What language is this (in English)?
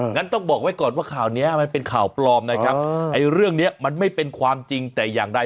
Thai